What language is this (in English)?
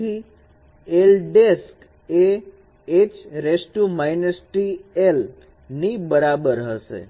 Gujarati